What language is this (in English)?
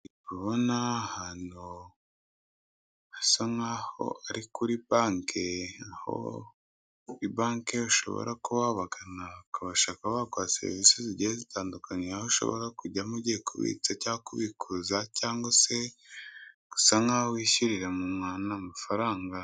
Kinyarwanda